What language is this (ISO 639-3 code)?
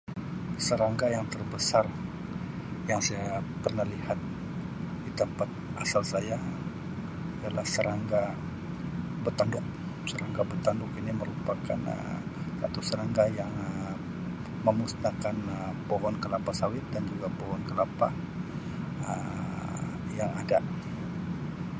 msi